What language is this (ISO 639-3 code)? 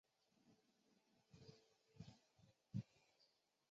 zho